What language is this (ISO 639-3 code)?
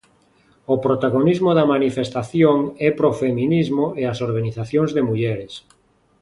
glg